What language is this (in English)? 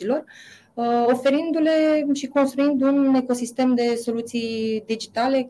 Romanian